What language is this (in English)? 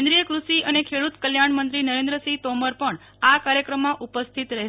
Gujarati